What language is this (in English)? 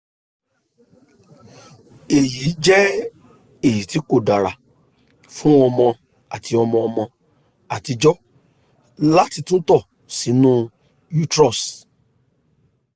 Yoruba